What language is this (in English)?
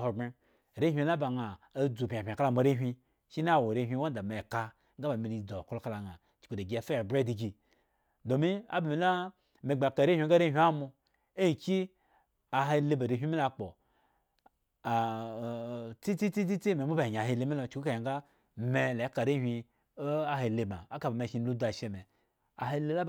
Eggon